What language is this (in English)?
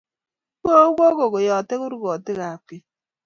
Kalenjin